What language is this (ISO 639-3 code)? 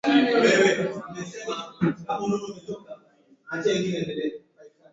swa